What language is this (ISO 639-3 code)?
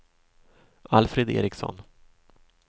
swe